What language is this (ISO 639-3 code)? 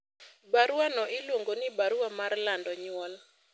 luo